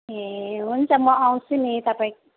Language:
Nepali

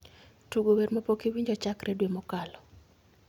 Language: Luo (Kenya and Tanzania)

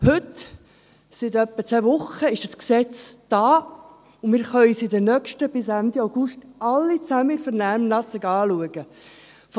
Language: Swiss German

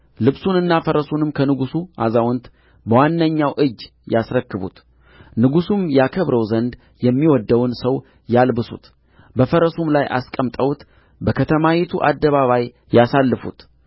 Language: Amharic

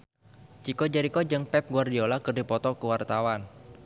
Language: Sundanese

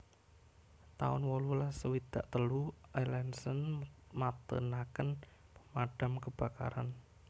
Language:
Javanese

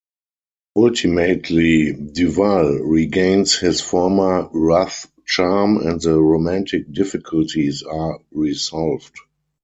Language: English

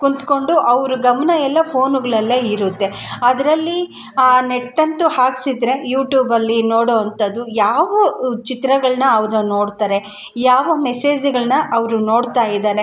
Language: Kannada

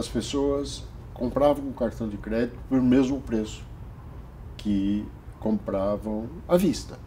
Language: Portuguese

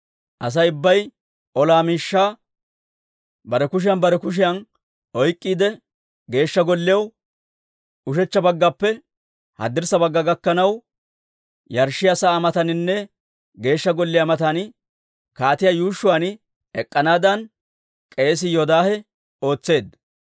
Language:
Dawro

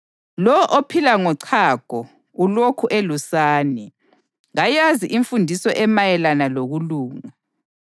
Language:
North Ndebele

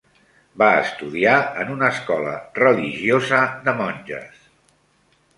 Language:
Catalan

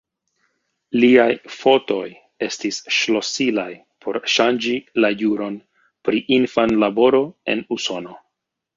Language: Esperanto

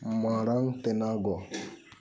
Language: Santali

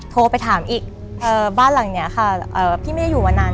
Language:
Thai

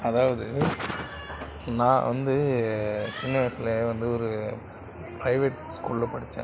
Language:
Tamil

